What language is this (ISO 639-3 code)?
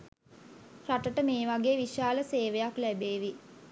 sin